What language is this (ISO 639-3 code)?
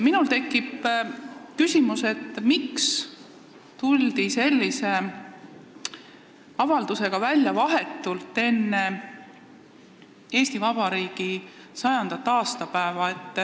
est